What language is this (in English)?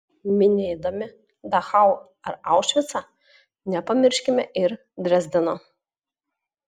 Lithuanian